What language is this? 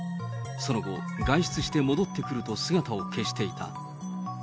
Japanese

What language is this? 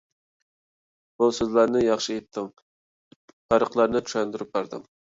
Uyghur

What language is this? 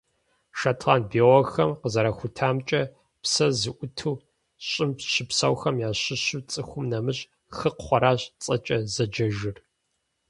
Kabardian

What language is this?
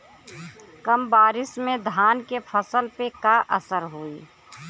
Bhojpuri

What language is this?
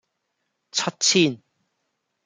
Cantonese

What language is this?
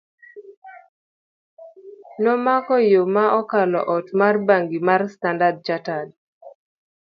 Luo (Kenya and Tanzania)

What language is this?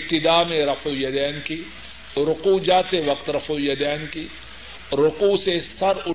Urdu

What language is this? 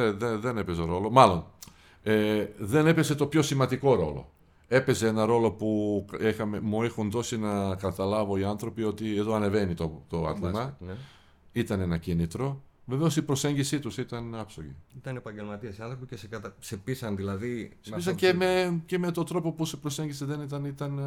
Greek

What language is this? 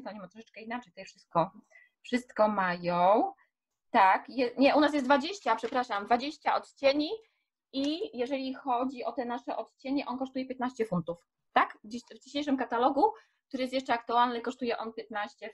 Polish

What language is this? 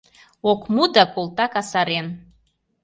Mari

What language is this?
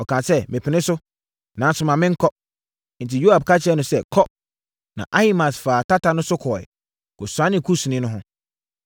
Akan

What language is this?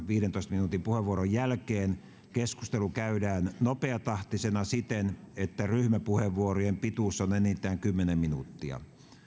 Finnish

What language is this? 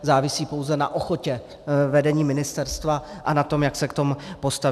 Czech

